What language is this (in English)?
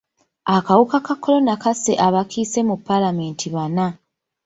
Ganda